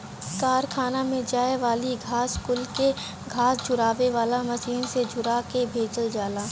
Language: Bhojpuri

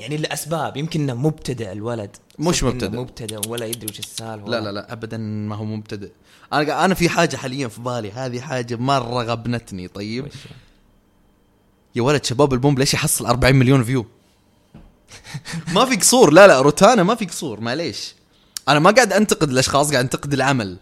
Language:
Arabic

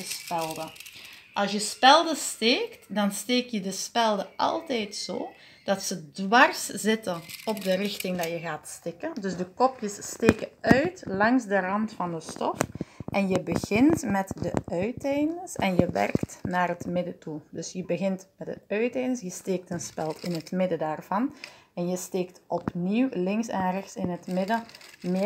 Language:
Dutch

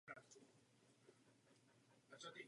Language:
Czech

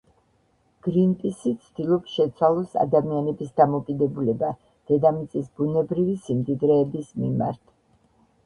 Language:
Georgian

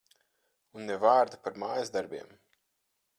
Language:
Latvian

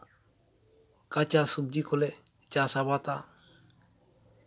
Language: Santali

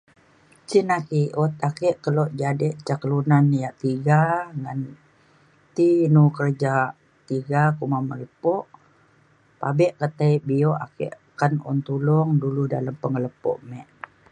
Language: Mainstream Kenyah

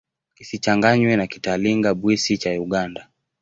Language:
Swahili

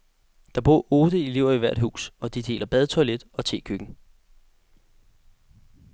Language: Danish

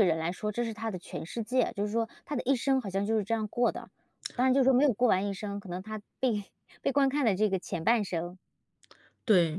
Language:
Chinese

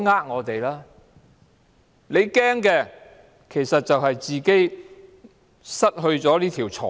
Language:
Cantonese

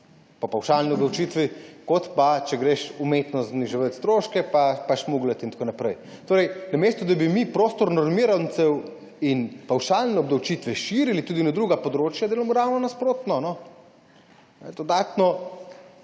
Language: Slovenian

